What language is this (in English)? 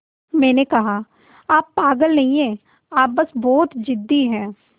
Hindi